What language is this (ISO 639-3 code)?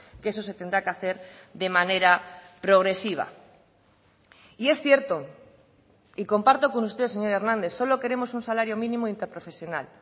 spa